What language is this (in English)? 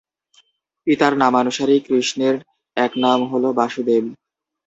Bangla